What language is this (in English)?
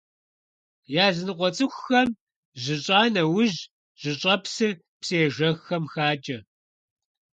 Kabardian